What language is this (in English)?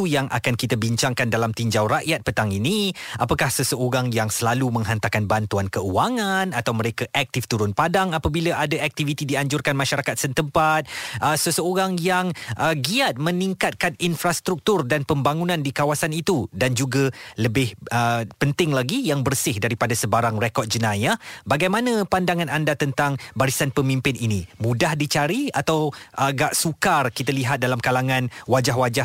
Malay